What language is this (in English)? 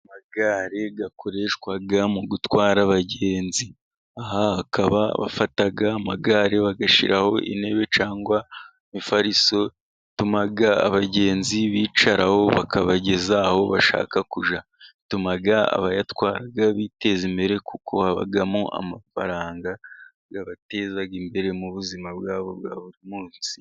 Kinyarwanda